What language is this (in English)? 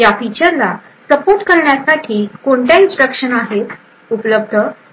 Marathi